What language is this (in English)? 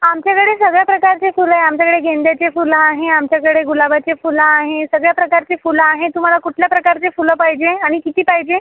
Marathi